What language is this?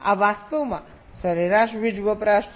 Gujarati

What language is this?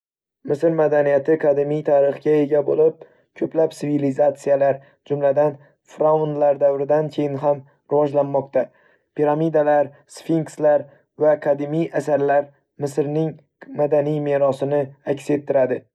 Uzbek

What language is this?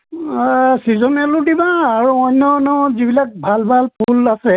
Assamese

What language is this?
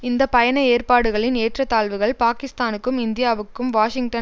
Tamil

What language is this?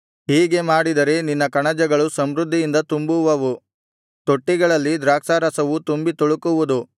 Kannada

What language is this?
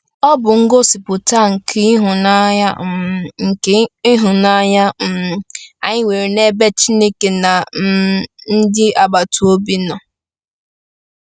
Igbo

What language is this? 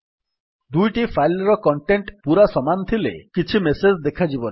Odia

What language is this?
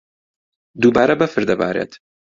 Central Kurdish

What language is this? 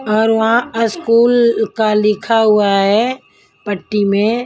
Hindi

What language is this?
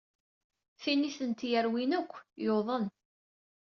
Kabyle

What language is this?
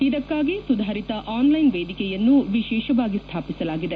Kannada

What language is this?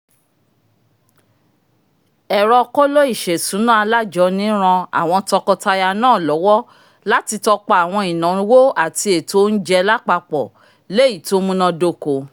Yoruba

